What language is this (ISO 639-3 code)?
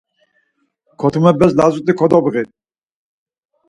lzz